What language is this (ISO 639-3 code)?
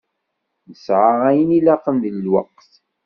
kab